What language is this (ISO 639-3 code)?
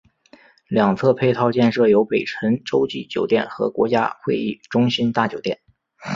zho